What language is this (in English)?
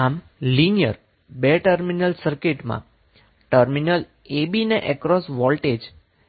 Gujarati